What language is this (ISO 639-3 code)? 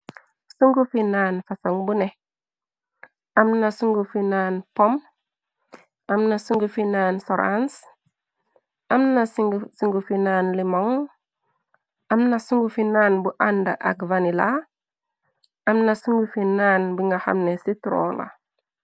wol